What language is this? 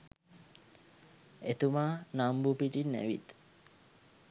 Sinhala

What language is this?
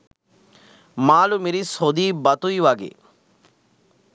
Sinhala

